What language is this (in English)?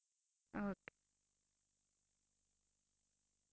Punjabi